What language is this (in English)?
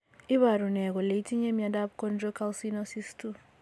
Kalenjin